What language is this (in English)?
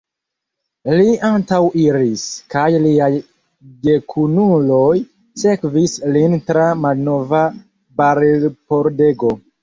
Esperanto